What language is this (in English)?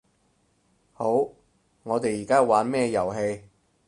Cantonese